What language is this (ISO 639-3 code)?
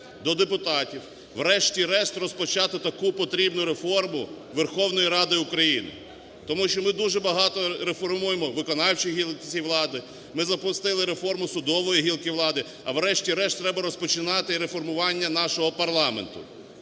ukr